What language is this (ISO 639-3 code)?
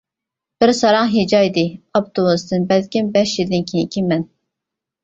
uig